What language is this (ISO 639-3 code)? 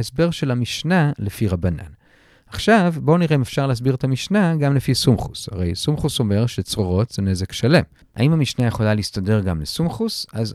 heb